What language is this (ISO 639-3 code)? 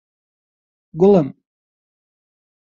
ckb